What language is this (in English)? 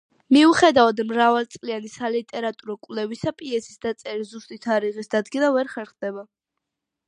Georgian